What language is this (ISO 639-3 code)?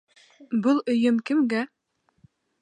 bak